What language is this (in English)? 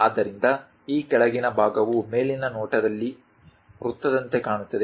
Kannada